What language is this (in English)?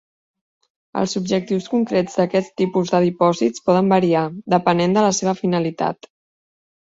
Catalan